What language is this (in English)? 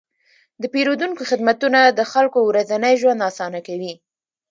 Pashto